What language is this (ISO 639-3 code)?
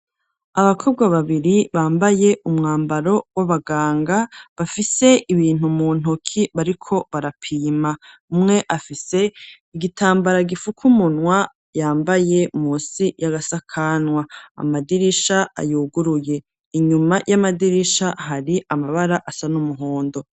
run